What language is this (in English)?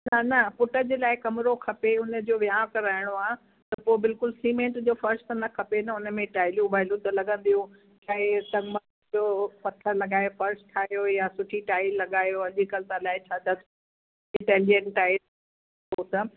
Sindhi